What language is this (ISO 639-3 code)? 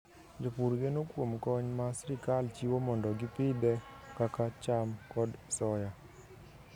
luo